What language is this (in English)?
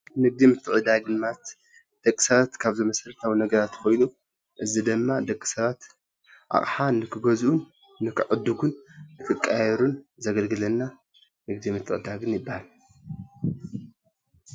Tigrinya